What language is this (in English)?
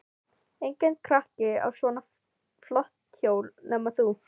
Icelandic